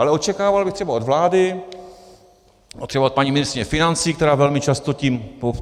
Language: Czech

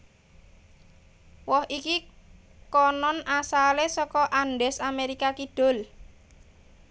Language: Javanese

